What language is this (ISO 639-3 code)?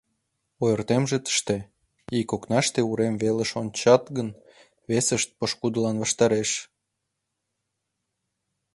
chm